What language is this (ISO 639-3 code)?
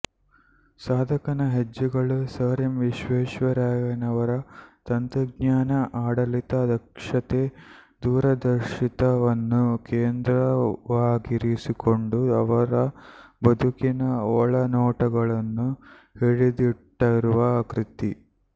kan